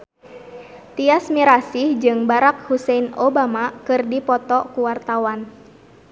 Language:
Sundanese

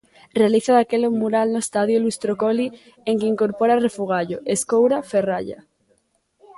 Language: Galician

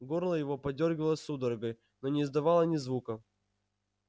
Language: Russian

